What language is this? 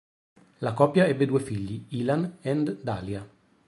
Italian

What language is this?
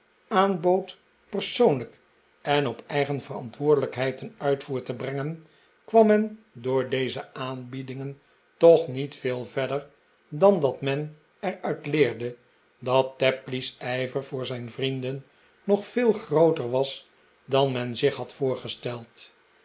Dutch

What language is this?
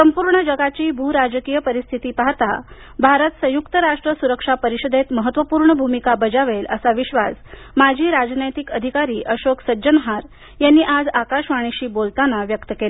Marathi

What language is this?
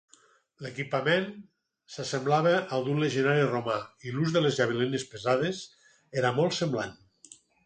Catalan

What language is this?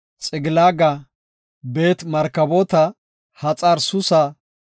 Gofa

